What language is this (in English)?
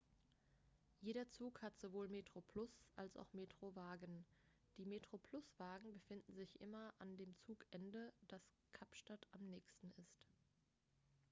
German